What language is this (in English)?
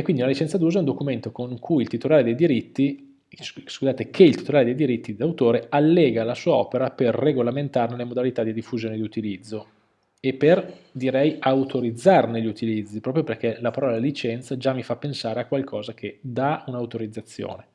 Italian